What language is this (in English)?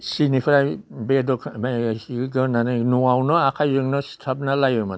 Bodo